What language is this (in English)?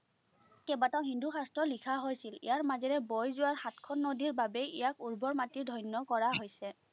Assamese